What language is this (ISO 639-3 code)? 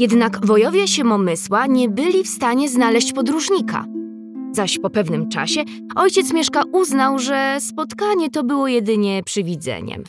pol